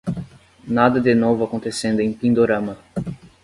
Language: Portuguese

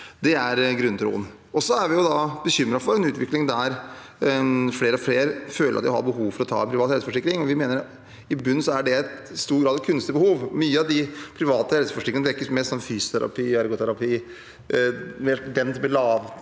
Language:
Norwegian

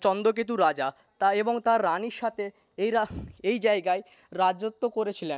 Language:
Bangla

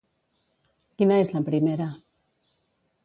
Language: Catalan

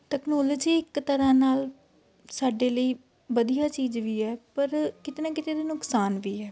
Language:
Punjabi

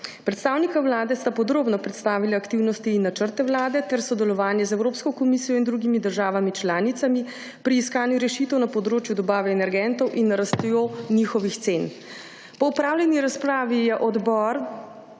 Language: Slovenian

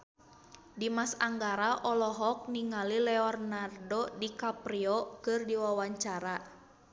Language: Sundanese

